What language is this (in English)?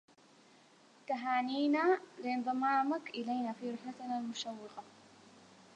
Arabic